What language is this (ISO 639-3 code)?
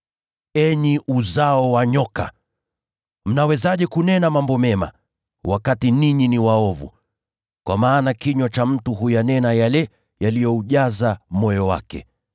swa